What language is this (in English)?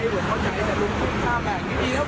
Thai